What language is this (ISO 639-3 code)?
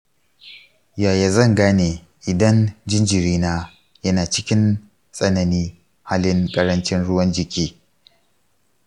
hau